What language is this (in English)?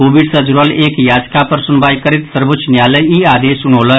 Maithili